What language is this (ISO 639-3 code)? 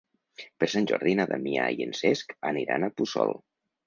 cat